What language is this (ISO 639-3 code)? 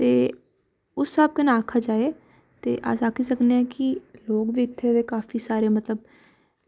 doi